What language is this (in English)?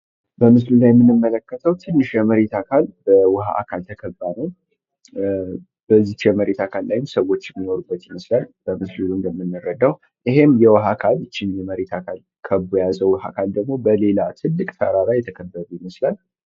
Amharic